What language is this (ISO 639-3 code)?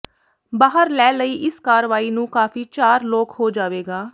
pan